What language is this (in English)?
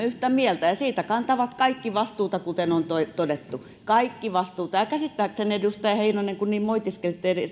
Finnish